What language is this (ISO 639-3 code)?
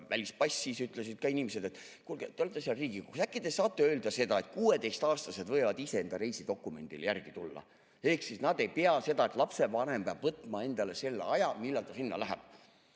est